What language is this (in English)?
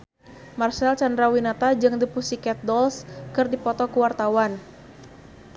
Sundanese